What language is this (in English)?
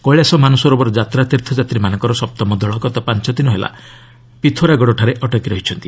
Odia